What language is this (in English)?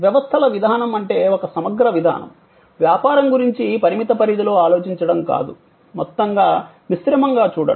Telugu